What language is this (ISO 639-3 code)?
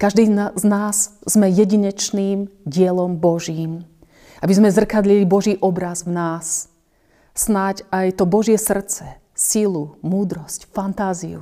slk